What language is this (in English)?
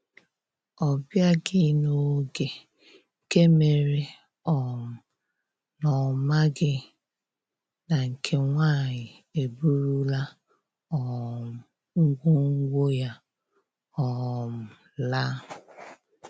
Igbo